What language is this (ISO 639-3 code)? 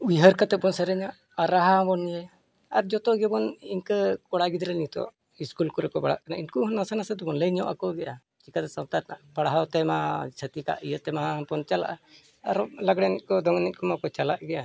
sat